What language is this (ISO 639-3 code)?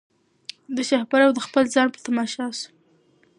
pus